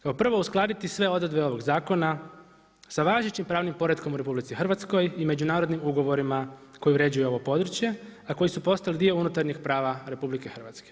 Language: Croatian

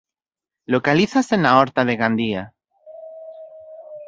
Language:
Galician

